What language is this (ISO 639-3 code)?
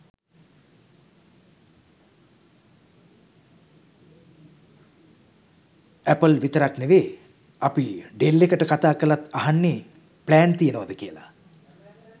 sin